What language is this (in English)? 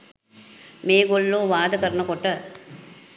Sinhala